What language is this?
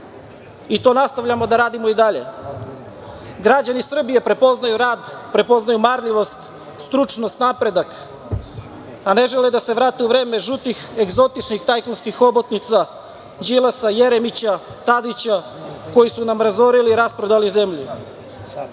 Serbian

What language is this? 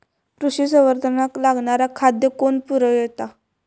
Marathi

